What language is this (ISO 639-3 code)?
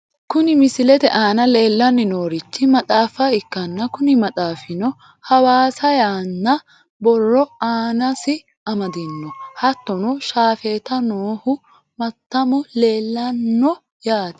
sid